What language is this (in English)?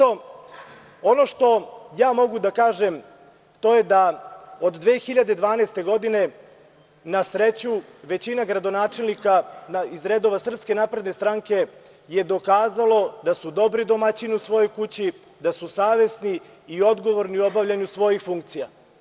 Serbian